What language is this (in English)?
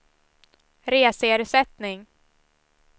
Swedish